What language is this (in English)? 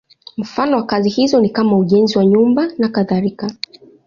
Swahili